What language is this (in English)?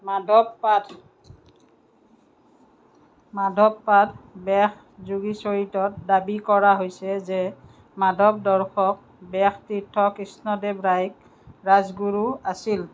Assamese